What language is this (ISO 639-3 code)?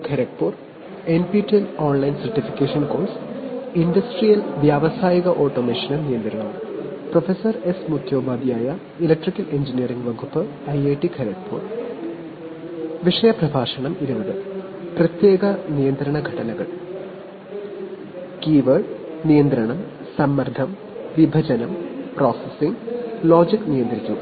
mal